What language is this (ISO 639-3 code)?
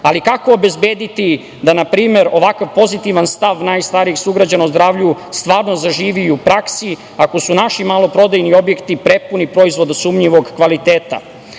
srp